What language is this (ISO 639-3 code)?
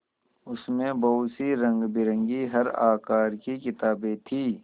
hin